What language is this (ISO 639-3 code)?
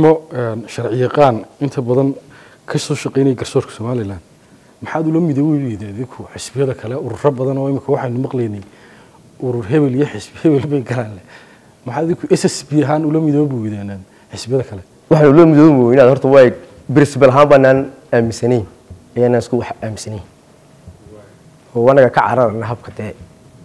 ara